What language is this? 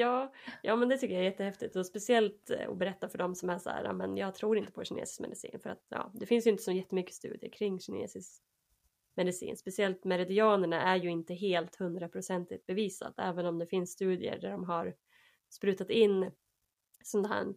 Swedish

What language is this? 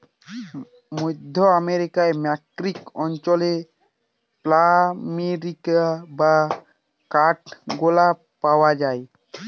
Bangla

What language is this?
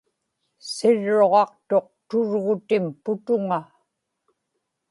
Inupiaq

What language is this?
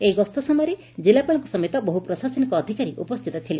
Odia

